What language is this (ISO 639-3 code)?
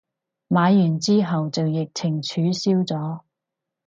yue